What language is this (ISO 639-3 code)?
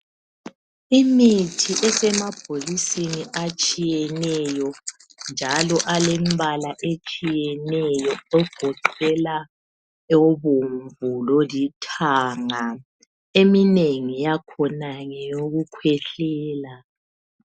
nde